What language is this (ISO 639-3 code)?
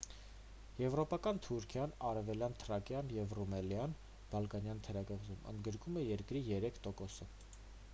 hye